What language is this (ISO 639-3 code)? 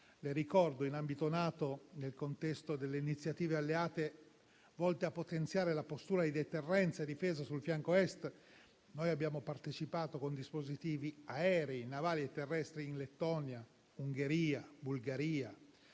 ita